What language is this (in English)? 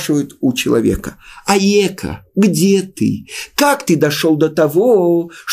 Russian